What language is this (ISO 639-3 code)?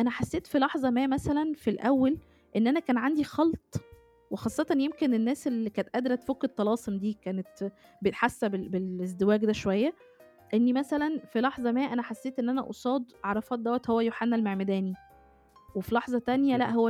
ara